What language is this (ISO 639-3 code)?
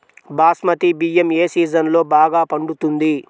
tel